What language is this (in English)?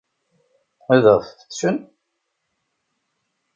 Kabyle